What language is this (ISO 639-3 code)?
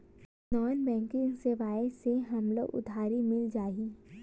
hne